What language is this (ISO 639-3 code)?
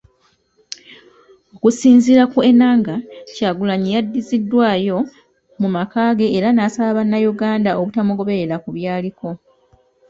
lug